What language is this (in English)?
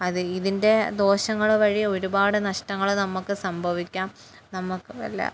Malayalam